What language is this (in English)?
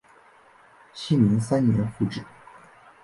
Chinese